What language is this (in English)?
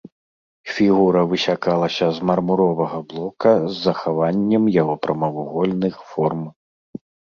Belarusian